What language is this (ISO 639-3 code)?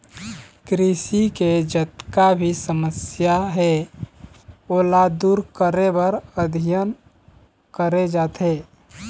hne